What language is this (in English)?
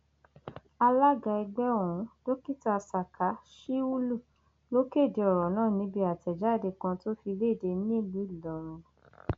Yoruba